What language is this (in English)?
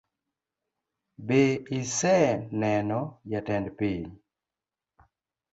Luo (Kenya and Tanzania)